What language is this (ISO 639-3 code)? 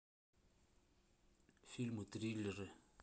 rus